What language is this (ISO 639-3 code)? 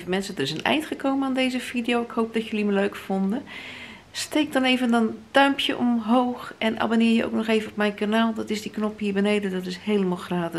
nld